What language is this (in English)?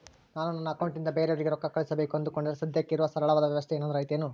Kannada